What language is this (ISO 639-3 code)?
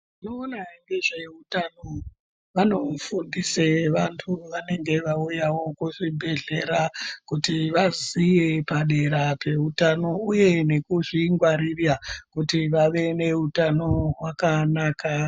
ndc